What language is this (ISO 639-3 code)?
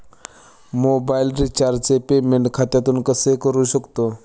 mar